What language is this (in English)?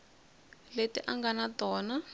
Tsonga